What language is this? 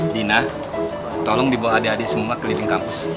Indonesian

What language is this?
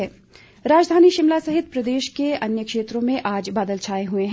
Hindi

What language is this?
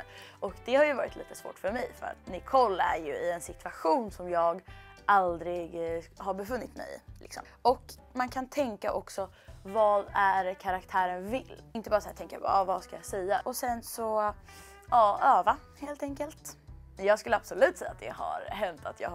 Swedish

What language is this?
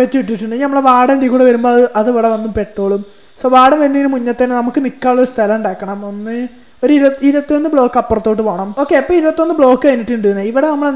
Italian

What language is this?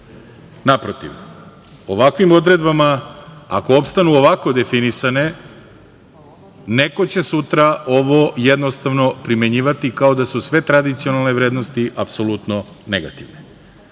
Serbian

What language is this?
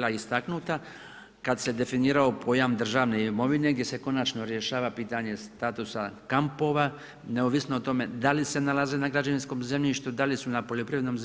Croatian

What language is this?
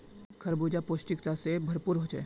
Magahi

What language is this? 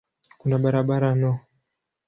Swahili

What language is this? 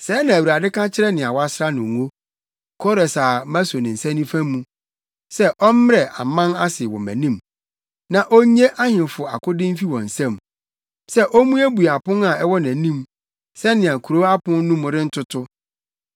Akan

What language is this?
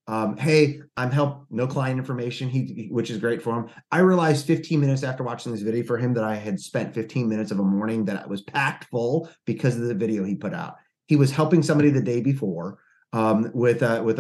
English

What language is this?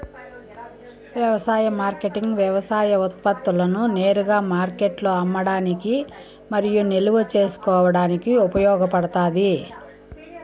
Telugu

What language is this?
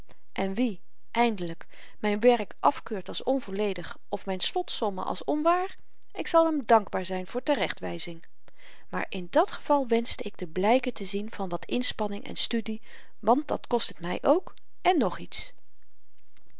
Dutch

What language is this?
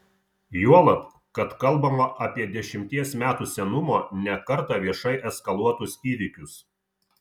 Lithuanian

